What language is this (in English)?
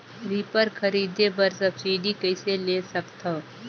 Chhattisgarhi